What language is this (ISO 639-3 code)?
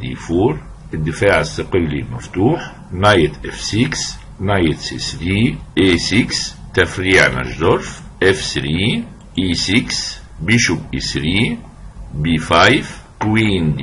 ara